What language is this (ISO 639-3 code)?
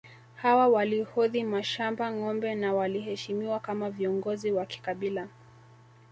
swa